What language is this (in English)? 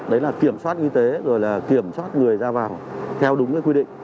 Vietnamese